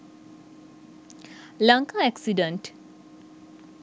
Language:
Sinhala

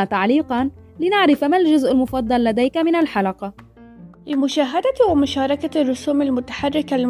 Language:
Arabic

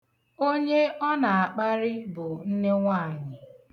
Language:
Igbo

